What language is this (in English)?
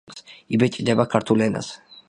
Georgian